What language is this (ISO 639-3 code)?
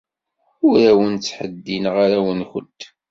kab